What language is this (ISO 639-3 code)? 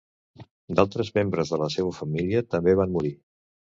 cat